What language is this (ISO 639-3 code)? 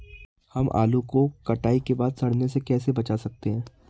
hin